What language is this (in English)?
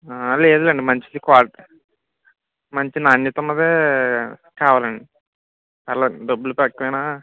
Telugu